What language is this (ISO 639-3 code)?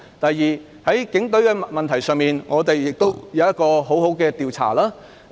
yue